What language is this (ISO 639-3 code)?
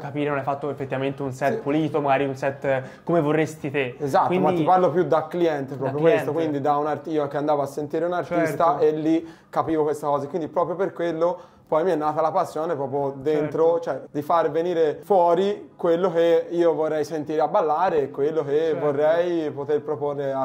ita